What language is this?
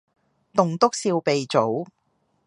Cantonese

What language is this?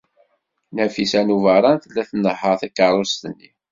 Kabyle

